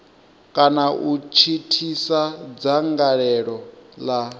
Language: Venda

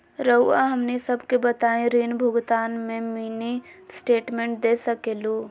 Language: Magahi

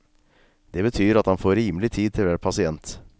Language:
Norwegian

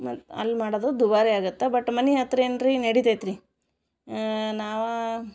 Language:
Kannada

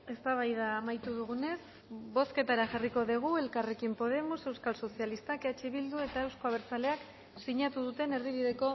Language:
Basque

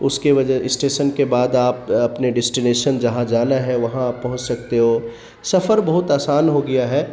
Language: Urdu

